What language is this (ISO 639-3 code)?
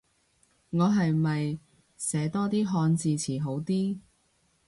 yue